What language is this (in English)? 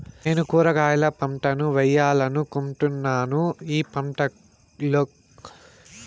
Telugu